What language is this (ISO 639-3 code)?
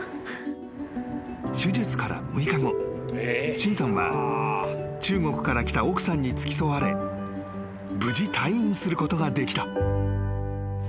jpn